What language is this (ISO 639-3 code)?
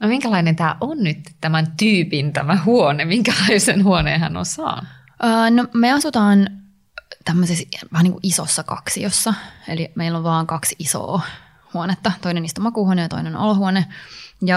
fin